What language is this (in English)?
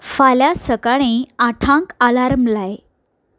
Konkani